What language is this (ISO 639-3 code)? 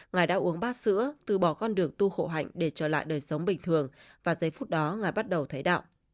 vie